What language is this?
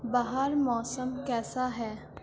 Urdu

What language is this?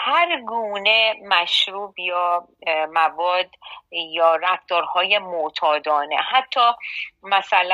Persian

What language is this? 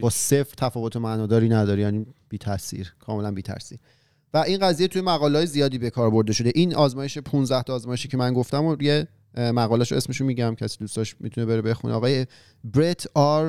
Persian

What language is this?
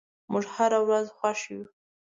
Pashto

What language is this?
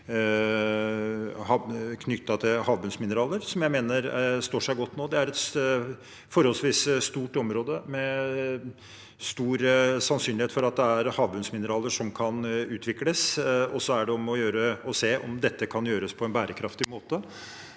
Norwegian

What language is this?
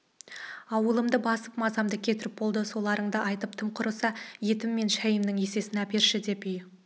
Kazakh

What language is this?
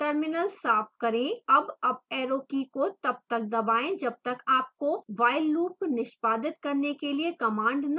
Hindi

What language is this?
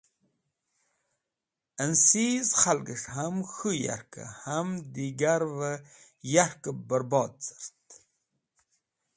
Wakhi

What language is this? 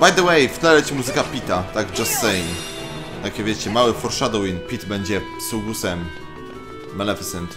Polish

